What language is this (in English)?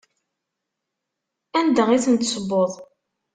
Kabyle